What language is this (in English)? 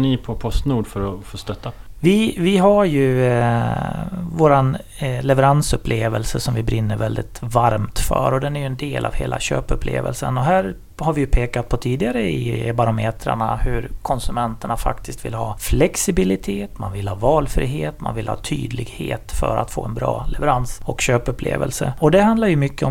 Swedish